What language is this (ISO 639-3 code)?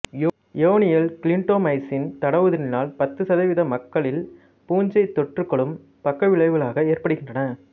tam